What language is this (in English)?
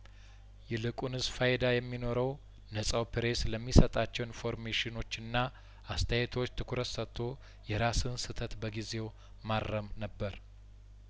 Amharic